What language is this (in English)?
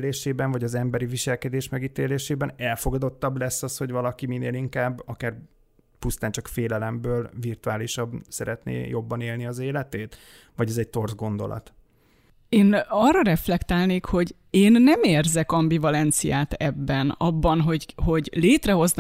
Hungarian